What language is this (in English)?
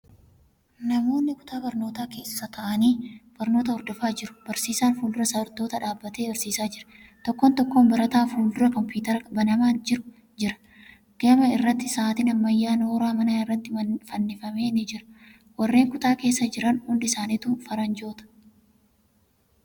Oromo